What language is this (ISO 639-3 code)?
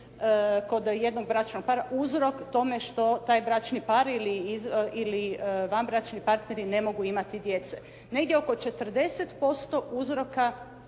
hrv